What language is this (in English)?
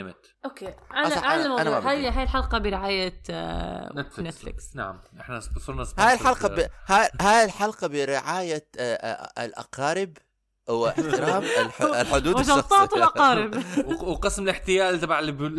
Arabic